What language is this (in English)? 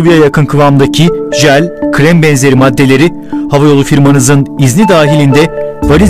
Turkish